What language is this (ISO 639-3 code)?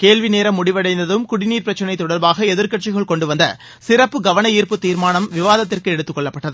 tam